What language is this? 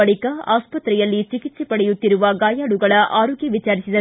Kannada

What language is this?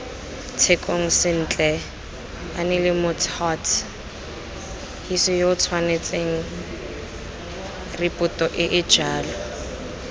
Tswana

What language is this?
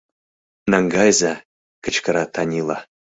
Mari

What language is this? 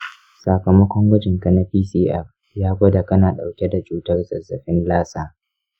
Hausa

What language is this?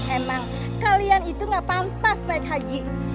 Indonesian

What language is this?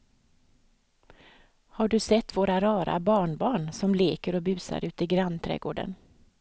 Swedish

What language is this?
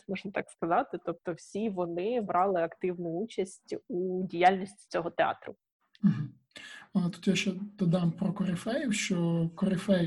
Ukrainian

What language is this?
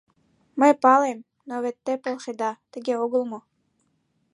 Mari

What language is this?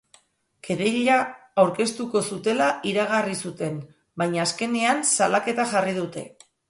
Basque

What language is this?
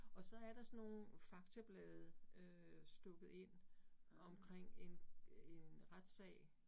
Danish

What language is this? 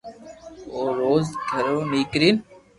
Loarki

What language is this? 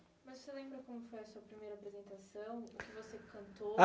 Portuguese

